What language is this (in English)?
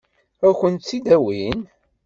Kabyle